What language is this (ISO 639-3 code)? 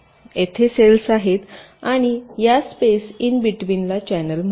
mar